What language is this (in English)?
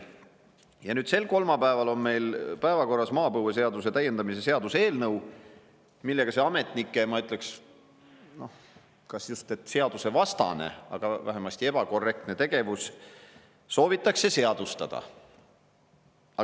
Estonian